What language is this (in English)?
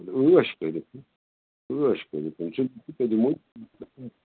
Kashmiri